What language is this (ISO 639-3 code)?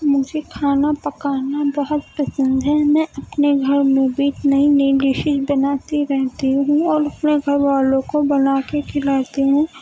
urd